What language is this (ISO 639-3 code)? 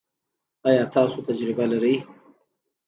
pus